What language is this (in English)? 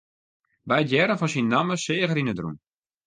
Western Frisian